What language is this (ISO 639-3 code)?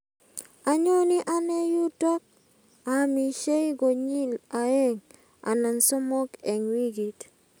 kln